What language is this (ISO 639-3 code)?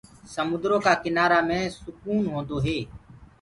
ggg